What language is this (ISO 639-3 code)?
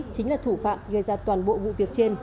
vie